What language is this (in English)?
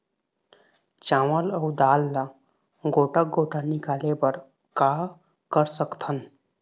Chhattisgarhi